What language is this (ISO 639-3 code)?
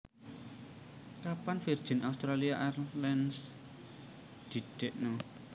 jav